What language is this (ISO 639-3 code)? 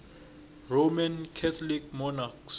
nbl